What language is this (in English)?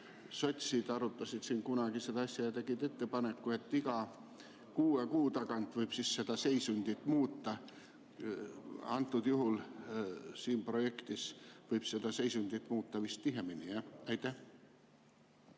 Estonian